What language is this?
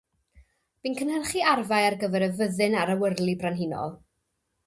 Welsh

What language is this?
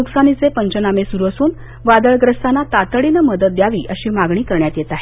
Marathi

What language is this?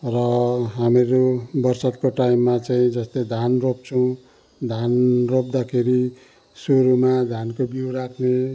Nepali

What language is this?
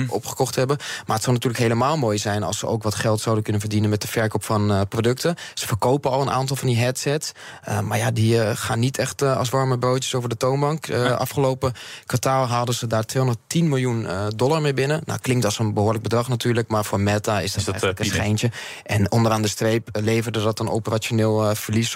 Dutch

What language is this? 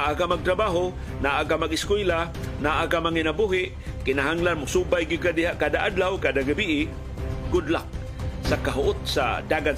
Filipino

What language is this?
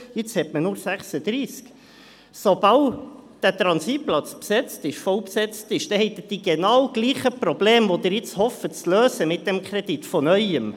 Swiss German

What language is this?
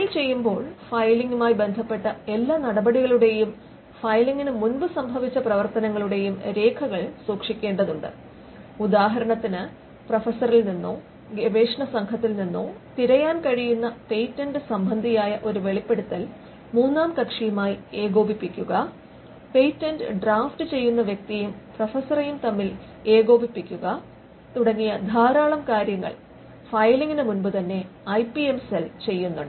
Malayalam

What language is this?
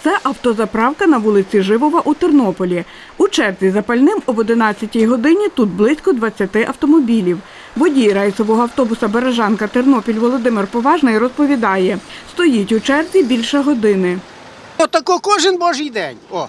Ukrainian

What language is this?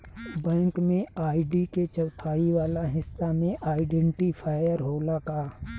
Bhojpuri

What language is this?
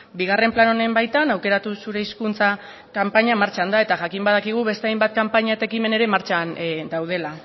Basque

